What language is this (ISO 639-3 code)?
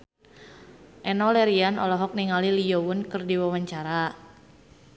sun